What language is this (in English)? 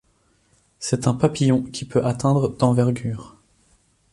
French